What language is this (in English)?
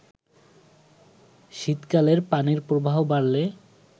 Bangla